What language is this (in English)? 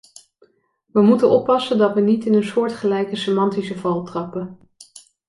Dutch